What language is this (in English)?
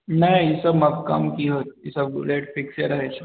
Maithili